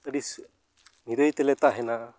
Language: Santali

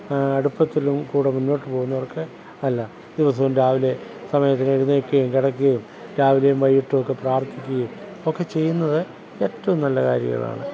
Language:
Malayalam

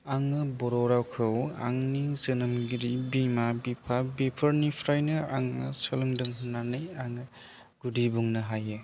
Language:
Bodo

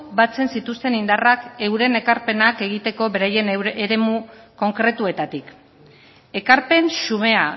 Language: Basque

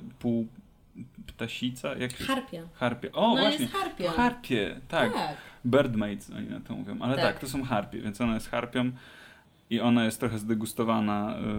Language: Polish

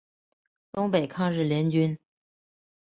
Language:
Chinese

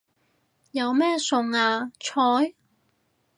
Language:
Cantonese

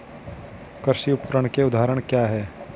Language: Hindi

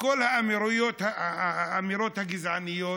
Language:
Hebrew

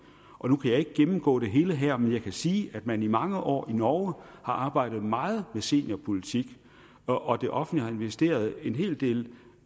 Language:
Danish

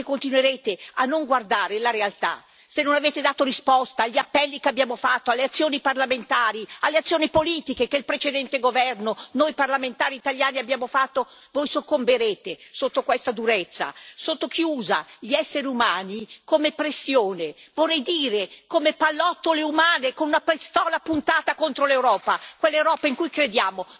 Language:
Italian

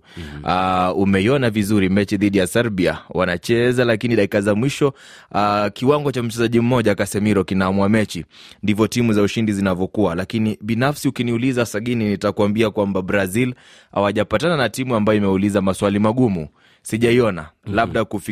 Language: Swahili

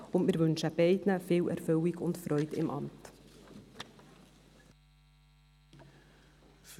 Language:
Swiss German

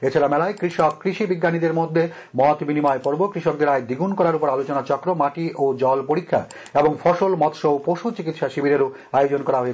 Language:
Bangla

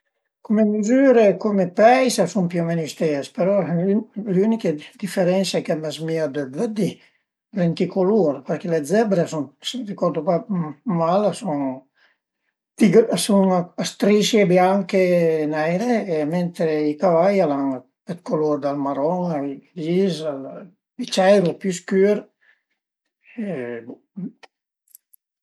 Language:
Piedmontese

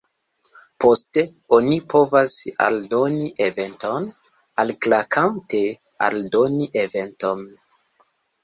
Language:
Esperanto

